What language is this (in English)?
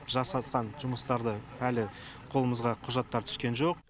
Kazakh